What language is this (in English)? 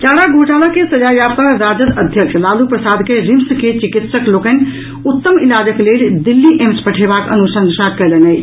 Maithili